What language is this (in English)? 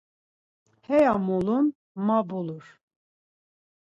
Laz